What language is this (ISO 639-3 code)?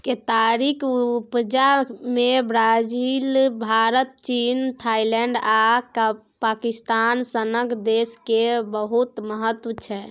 mai